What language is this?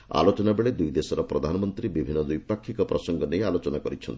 Odia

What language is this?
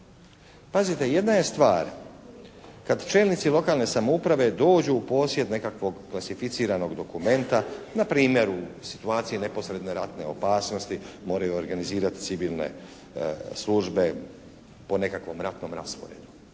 Croatian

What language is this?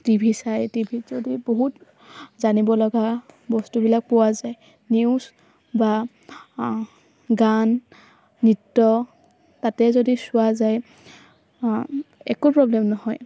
Assamese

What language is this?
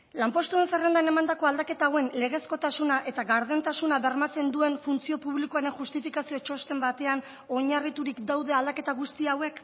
Basque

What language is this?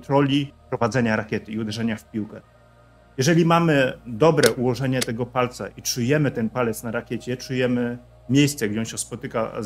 Polish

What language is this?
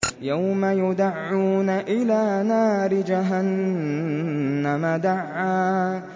Arabic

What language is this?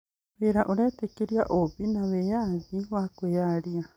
Kikuyu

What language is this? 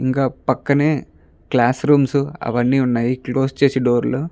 Telugu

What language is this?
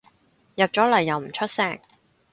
Cantonese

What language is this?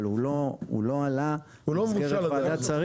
Hebrew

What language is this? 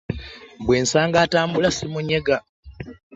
Ganda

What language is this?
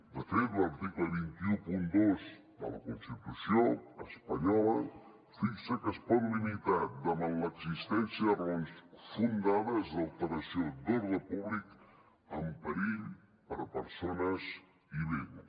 Catalan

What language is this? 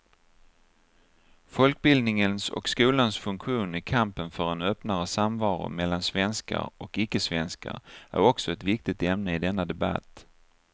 Swedish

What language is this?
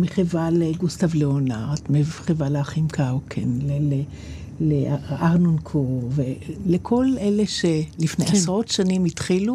Hebrew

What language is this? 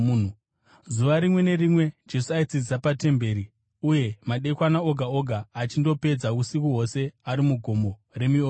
Shona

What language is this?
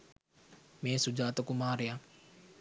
Sinhala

